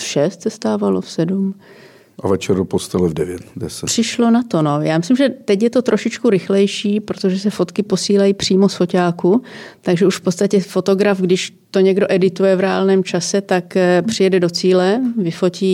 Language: Czech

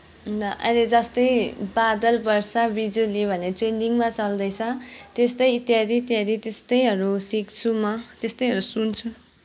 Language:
Nepali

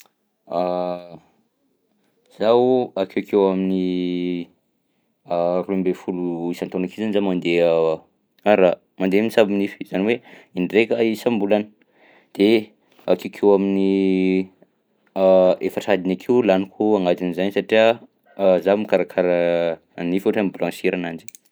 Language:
Southern Betsimisaraka Malagasy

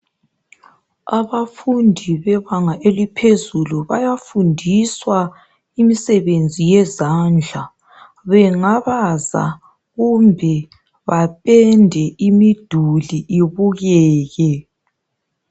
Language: North Ndebele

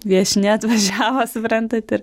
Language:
Lithuanian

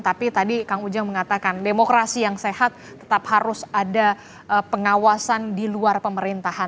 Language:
Indonesian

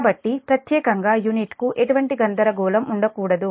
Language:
Telugu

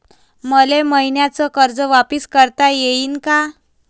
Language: Marathi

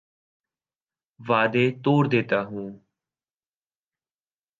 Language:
Urdu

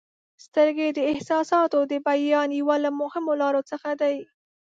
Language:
Pashto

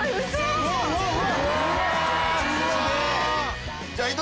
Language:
Japanese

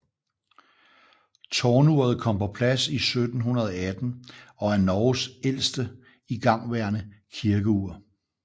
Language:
Danish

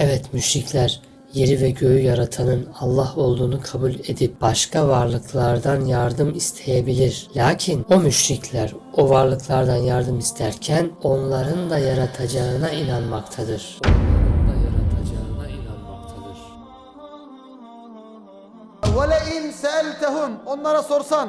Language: Turkish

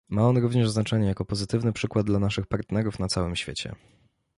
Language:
Polish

